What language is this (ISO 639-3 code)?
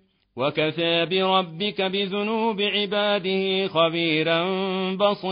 ara